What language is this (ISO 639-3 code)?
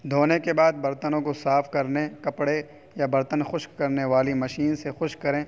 urd